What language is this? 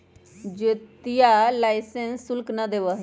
Magahi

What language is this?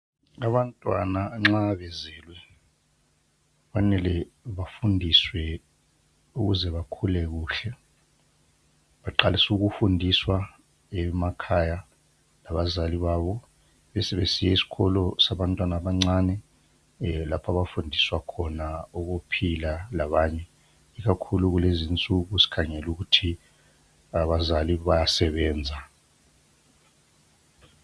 North Ndebele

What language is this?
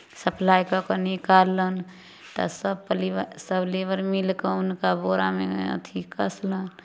Maithili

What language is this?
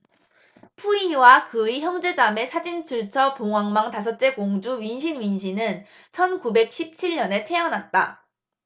Korean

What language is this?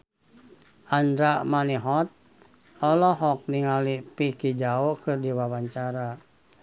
Sundanese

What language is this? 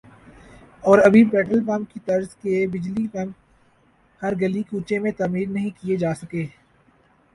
Urdu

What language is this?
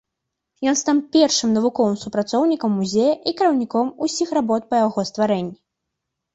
Belarusian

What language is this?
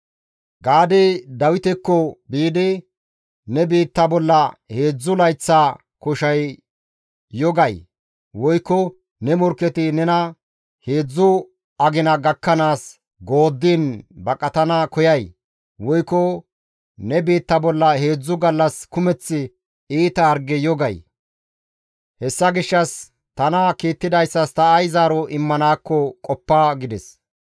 Gamo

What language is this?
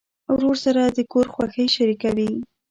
Pashto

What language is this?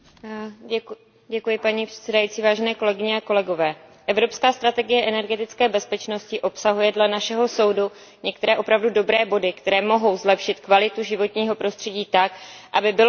Czech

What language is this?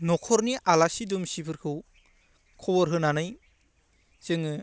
Bodo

